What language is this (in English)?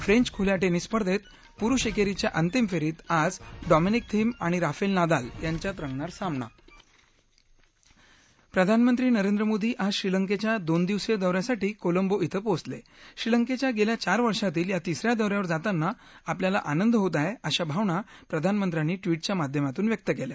Marathi